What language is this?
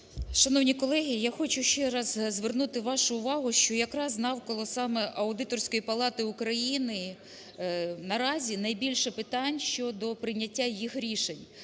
Ukrainian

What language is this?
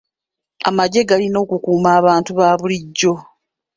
Ganda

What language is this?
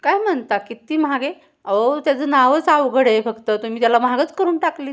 Marathi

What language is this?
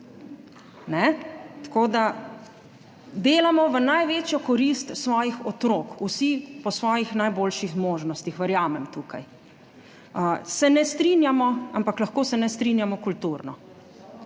Slovenian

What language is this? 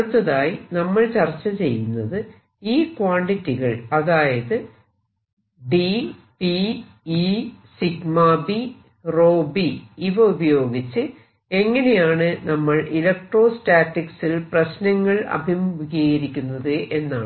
Malayalam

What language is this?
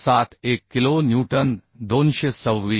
Marathi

